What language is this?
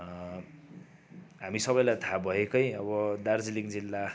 Nepali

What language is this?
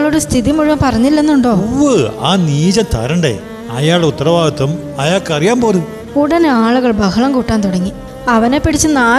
Malayalam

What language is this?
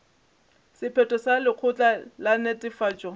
Northern Sotho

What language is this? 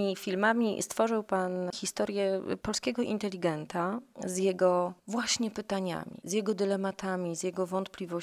Polish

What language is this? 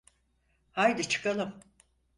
Turkish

